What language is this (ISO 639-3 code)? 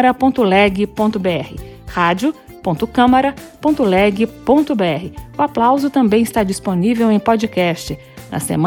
por